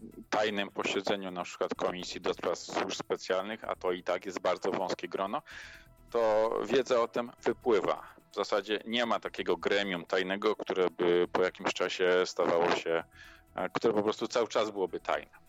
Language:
Polish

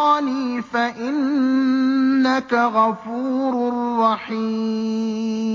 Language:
Arabic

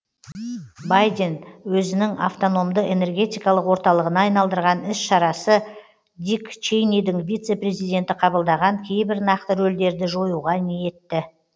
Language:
Kazakh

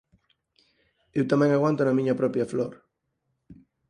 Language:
Galician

